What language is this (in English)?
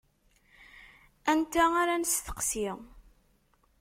Kabyle